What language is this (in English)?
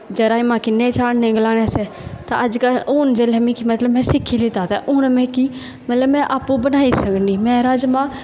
Dogri